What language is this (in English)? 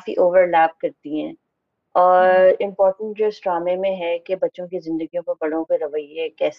Urdu